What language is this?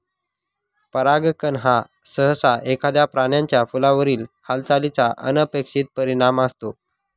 Marathi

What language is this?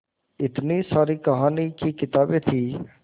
Hindi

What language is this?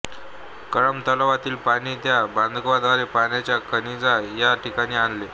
Marathi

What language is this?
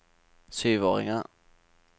Norwegian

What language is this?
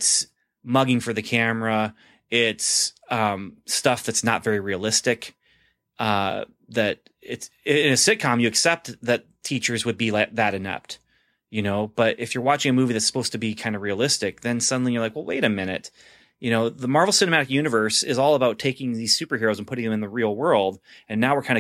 English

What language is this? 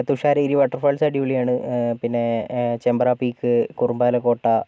Malayalam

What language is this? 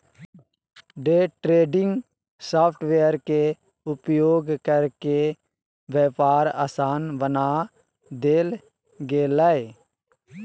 Magahi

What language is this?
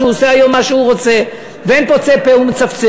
Hebrew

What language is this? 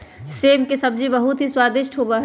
Magahi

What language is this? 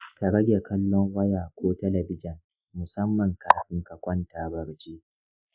Hausa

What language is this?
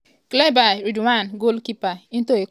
Nigerian Pidgin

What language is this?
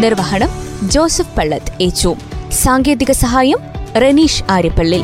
Malayalam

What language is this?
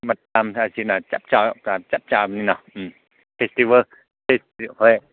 Manipuri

